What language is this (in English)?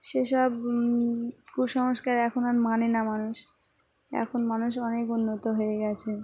Bangla